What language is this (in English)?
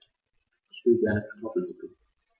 German